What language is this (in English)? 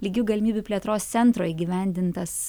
Lithuanian